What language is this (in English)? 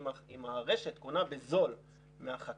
Hebrew